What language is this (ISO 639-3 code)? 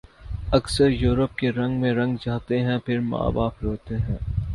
urd